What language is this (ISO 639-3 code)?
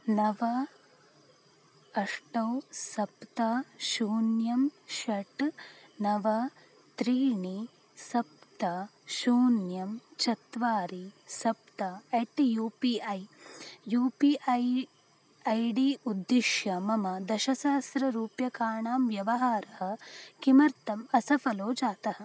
san